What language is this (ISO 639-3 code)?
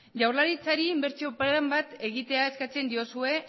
eus